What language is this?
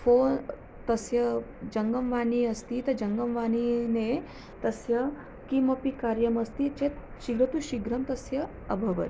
Sanskrit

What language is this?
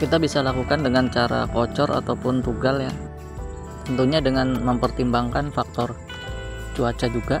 Indonesian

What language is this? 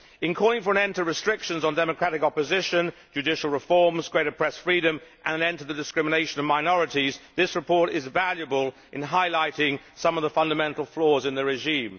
English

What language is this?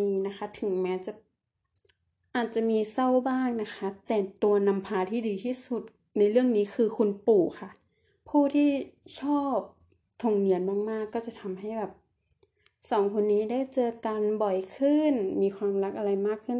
Thai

